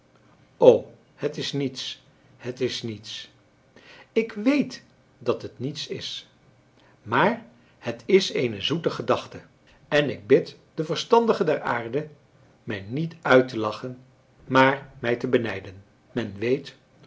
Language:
Dutch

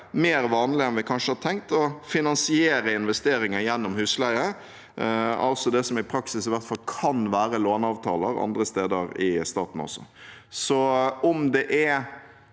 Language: Norwegian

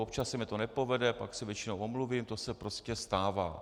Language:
Czech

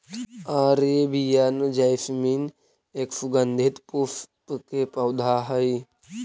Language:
Magahi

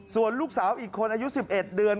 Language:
Thai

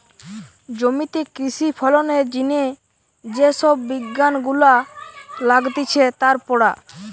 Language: Bangla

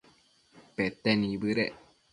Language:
Matsés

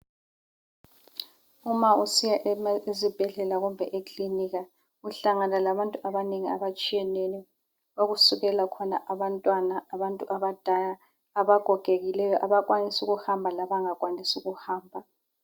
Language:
North Ndebele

